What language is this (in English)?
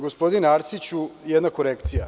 Serbian